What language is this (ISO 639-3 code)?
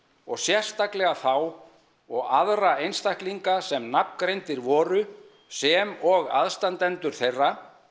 isl